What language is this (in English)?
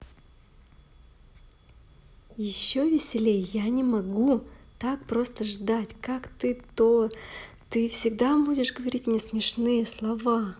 Russian